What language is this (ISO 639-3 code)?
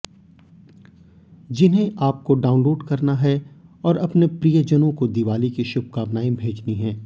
hin